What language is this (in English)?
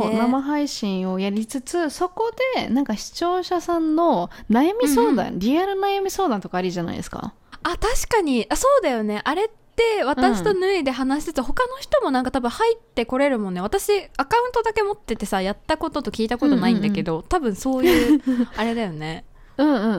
Japanese